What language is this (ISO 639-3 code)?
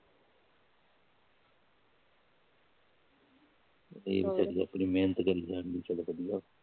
pan